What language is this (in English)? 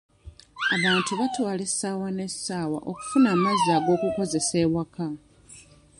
Ganda